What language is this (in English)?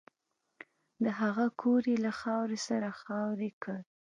Pashto